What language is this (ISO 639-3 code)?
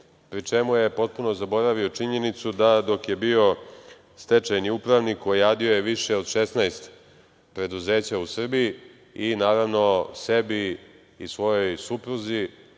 srp